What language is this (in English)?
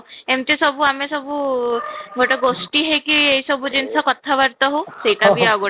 Odia